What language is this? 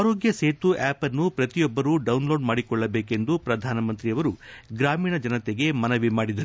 Kannada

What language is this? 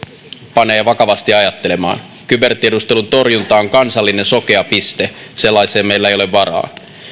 Finnish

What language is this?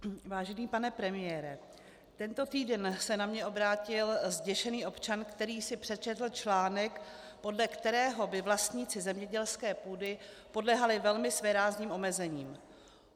Czech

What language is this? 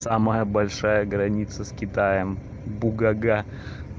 Russian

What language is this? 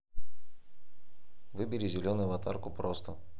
Russian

